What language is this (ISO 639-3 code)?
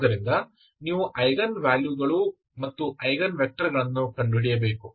kan